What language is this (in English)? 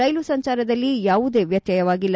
Kannada